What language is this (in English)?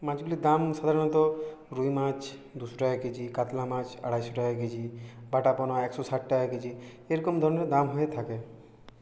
Bangla